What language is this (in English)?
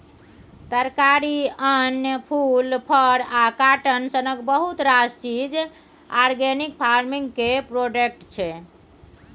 Maithili